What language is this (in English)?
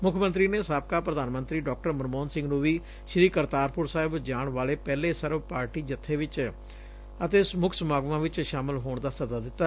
Punjabi